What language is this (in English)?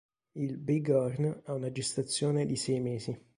Italian